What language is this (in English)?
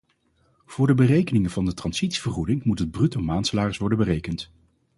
Dutch